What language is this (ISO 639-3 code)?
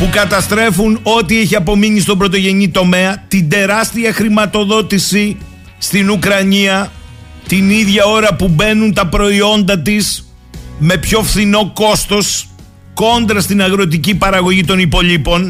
ell